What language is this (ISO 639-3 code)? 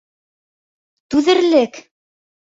bak